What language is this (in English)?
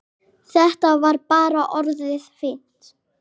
Icelandic